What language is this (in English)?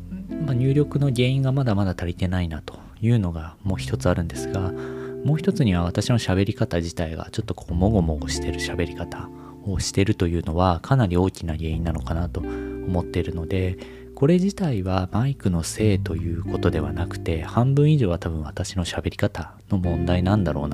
Japanese